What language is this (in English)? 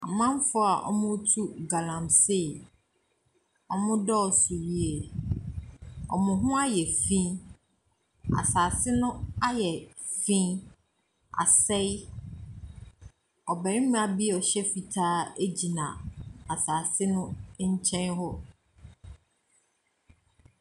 Akan